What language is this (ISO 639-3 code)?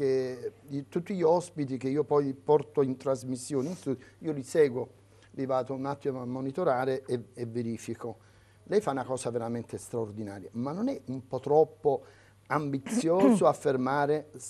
ita